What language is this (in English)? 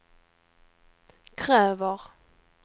Swedish